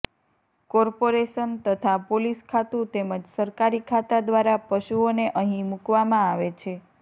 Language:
Gujarati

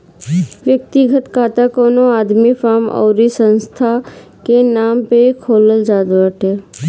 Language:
Bhojpuri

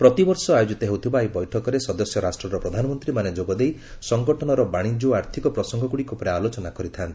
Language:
Odia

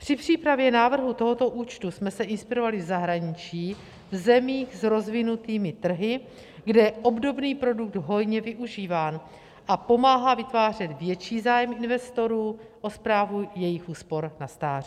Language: Czech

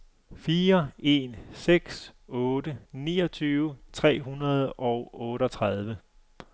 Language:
Danish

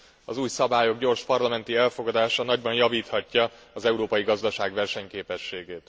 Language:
Hungarian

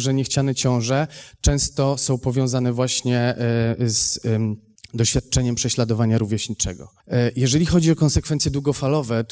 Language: Polish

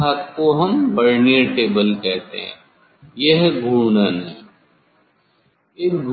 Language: Hindi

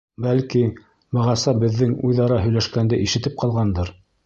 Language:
Bashkir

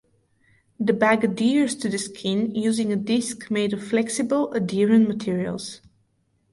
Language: English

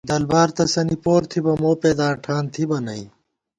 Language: Gawar-Bati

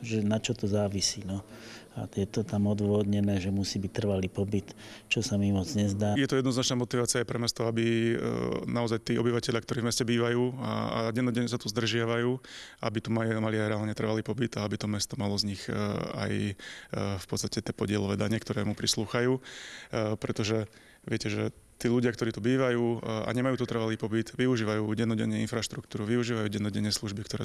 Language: Slovak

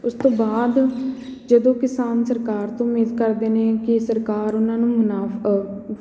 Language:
Punjabi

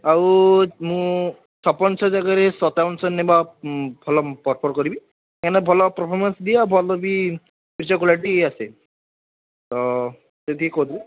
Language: Odia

